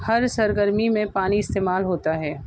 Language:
Urdu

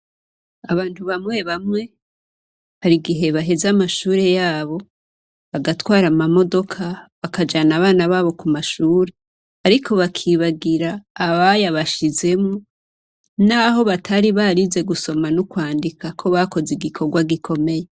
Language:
Rundi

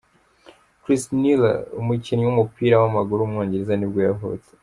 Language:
Kinyarwanda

